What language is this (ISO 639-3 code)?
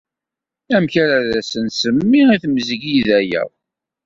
kab